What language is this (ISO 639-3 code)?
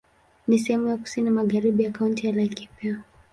swa